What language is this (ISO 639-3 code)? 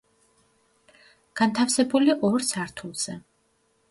kat